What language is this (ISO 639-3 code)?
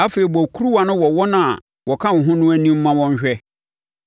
aka